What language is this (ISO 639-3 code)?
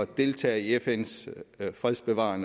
dan